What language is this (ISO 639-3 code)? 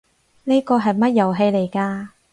yue